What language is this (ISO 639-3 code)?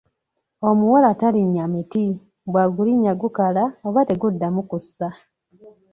lug